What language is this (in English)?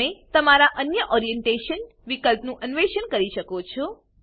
Gujarati